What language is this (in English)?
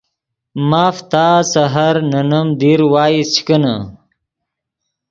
Yidgha